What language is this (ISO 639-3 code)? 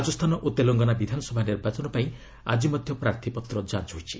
ori